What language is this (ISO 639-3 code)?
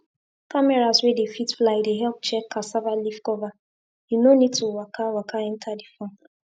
pcm